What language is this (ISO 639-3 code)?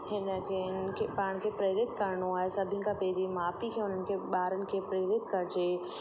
snd